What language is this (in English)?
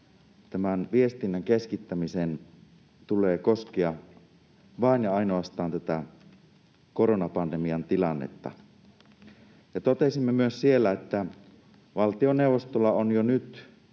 Finnish